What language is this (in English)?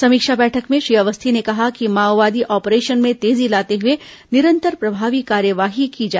Hindi